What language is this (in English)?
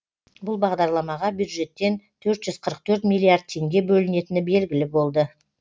Kazakh